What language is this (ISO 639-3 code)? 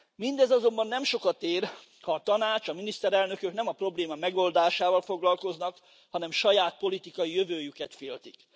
hun